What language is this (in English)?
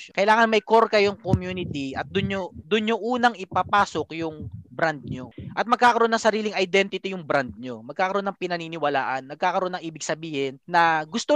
Filipino